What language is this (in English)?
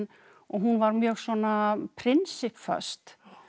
Icelandic